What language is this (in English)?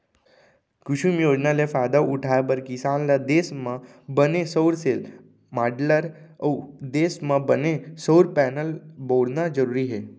Chhattisgarhi